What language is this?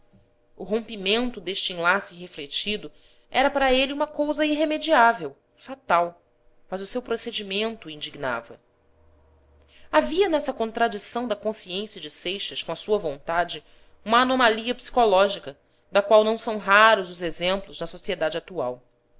Portuguese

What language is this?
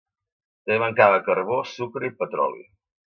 Catalan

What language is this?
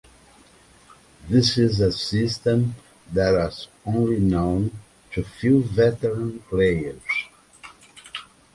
English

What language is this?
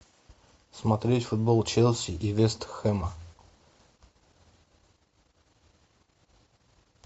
Russian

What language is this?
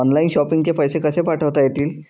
Marathi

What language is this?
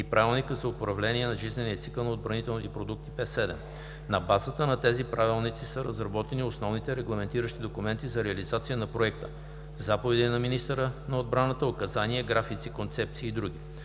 Bulgarian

